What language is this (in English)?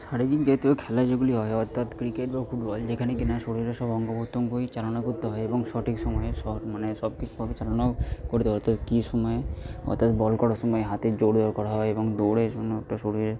Bangla